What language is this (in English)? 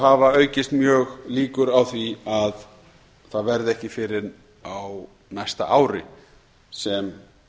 Icelandic